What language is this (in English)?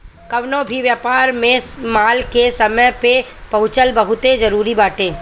Bhojpuri